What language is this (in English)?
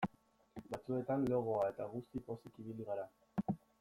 Basque